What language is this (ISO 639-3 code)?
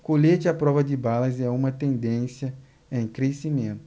por